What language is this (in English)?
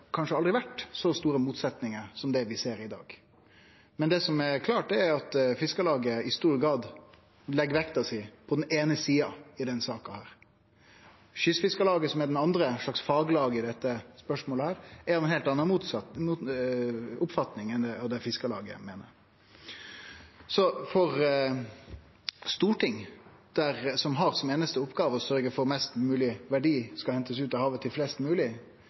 Norwegian Nynorsk